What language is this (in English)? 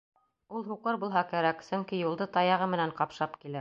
Bashkir